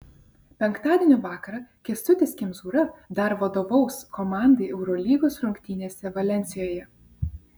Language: Lithuanian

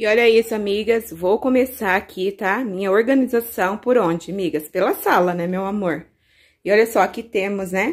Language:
Portuguese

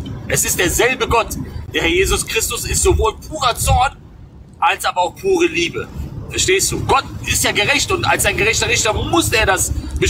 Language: German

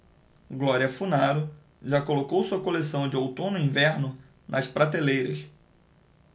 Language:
Portuguese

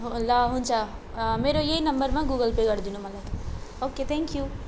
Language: Nepali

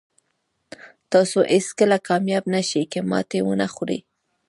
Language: Pashto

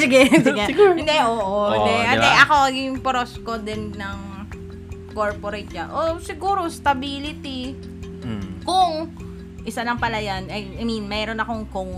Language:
Filipino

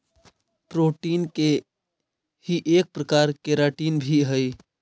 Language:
Magahi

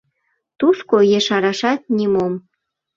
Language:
Mari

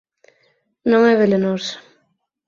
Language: Galician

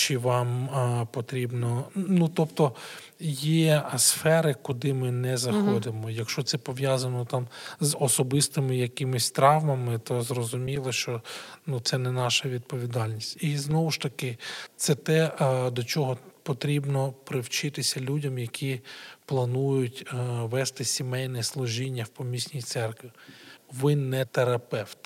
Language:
Ukrainian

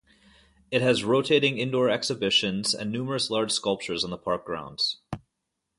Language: English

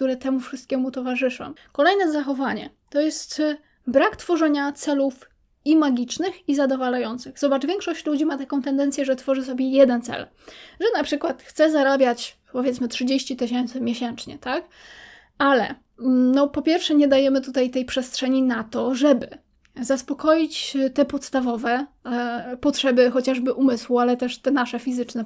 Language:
Polish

